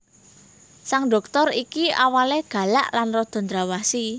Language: Javanese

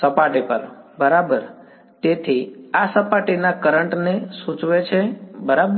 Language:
Gujarati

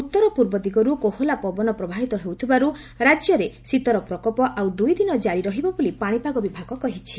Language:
Odia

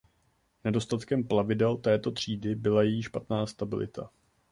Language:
Czech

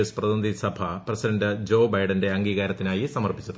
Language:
Malayalam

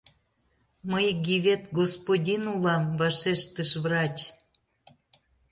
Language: Mari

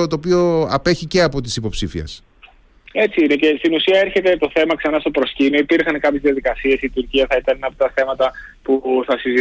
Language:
Greek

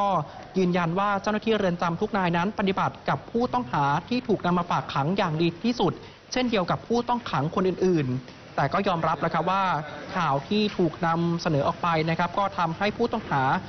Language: Thai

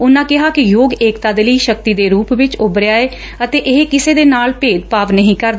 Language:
Punjabi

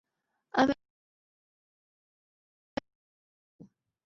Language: Chinese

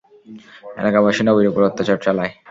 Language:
Bangla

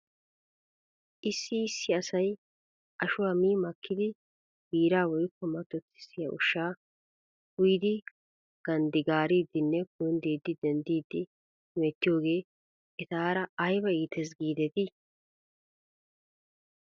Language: Wolaytta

